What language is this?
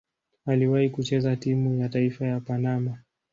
Swahili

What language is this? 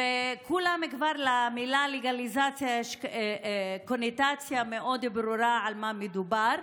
Hebrew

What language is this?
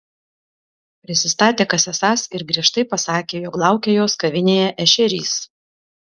Lithuanian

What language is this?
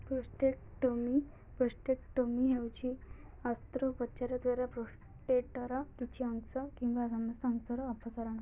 Odia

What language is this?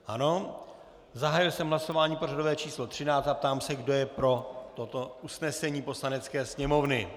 Czech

